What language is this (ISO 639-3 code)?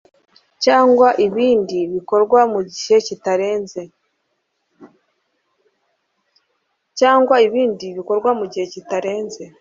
kin